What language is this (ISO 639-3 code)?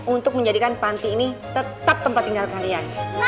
ind